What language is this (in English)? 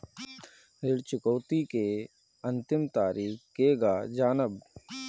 Bhojpuri